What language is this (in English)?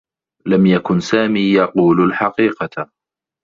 Arabic